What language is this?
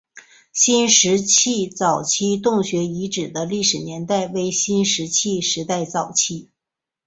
Chinese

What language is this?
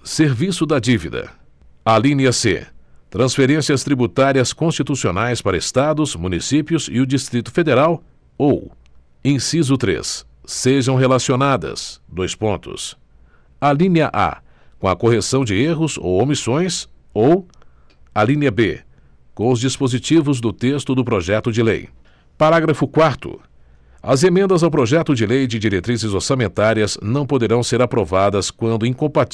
Portuguese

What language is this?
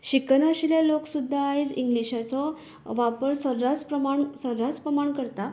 Konkani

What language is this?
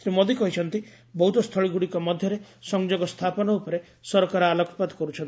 Odia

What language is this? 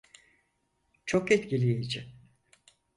Turkish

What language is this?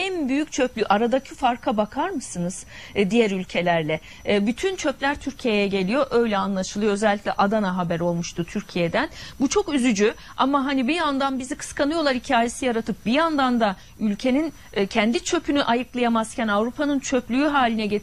Turkish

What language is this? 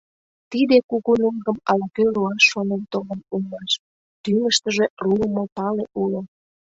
Mari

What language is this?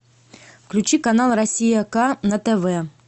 Russian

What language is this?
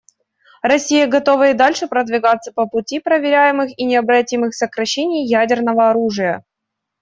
Russian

